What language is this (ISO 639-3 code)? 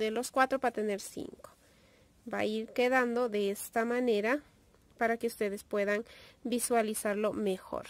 spa